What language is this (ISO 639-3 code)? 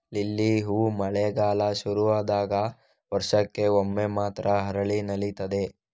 kan